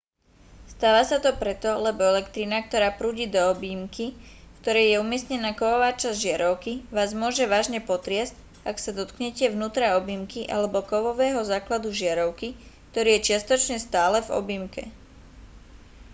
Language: Slovak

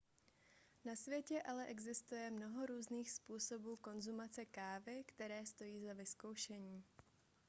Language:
Czech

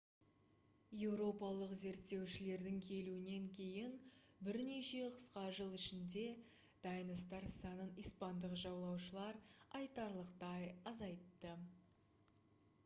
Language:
Kazakh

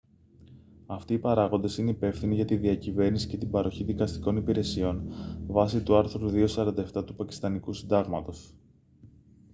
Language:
Greek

